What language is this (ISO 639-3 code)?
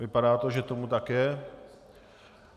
ces